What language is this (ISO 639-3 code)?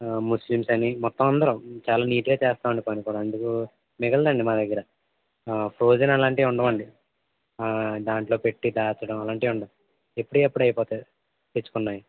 tel